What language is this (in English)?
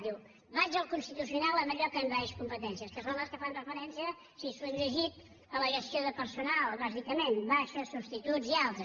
Catalan